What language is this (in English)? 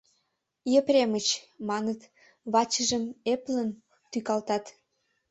Mari